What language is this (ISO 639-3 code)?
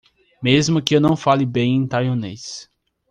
por